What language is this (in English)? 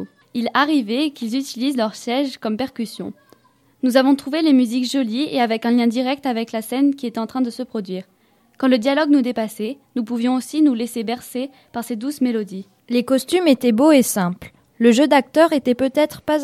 French